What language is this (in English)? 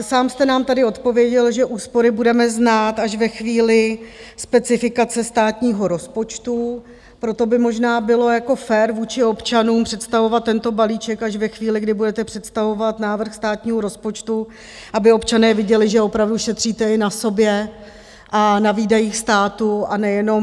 Czech